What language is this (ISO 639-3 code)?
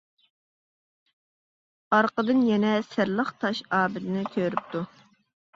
uig